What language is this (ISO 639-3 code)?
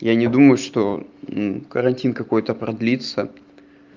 rus